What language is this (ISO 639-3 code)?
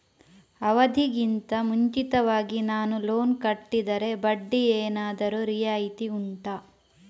kan